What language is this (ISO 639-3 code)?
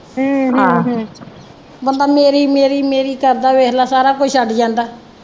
pan